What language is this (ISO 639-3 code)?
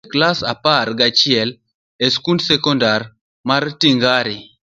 luo